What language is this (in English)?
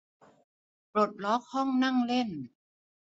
Thai